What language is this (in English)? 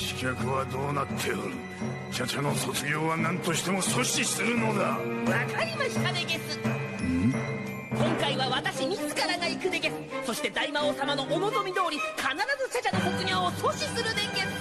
Japanese